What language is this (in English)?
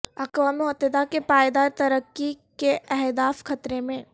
Urdu